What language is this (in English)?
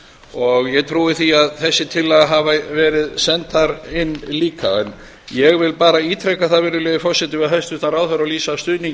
Icelandic